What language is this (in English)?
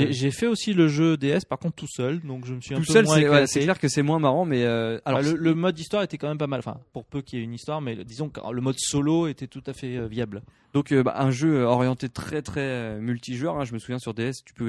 French